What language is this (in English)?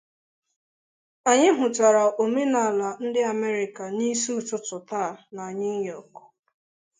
Igbo